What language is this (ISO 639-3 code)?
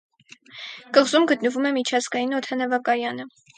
hye